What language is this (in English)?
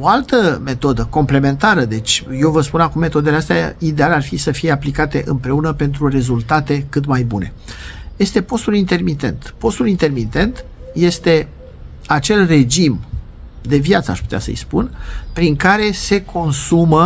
Romanian